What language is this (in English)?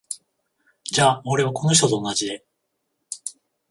Japanese